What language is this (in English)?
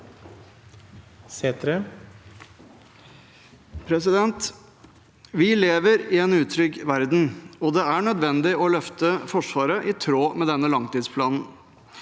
Norwegian